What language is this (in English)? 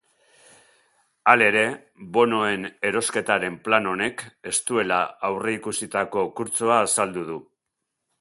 Basque